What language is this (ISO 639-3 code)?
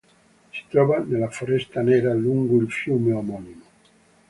ita